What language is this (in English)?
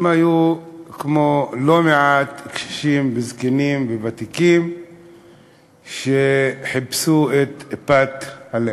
Hebrew